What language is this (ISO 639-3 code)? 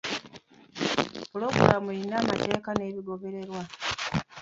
lug